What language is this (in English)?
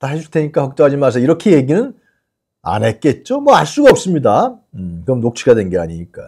Korean